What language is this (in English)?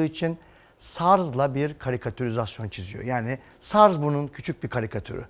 Turkish